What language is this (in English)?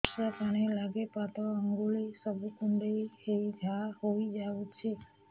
Odia